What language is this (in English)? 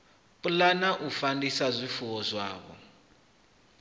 Venda